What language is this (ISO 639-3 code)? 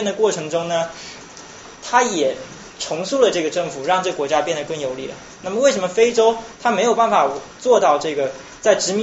zho